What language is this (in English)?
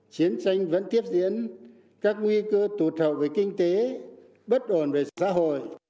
Vietnamese